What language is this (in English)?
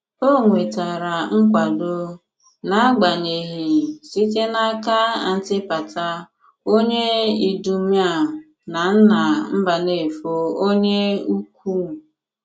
Igbo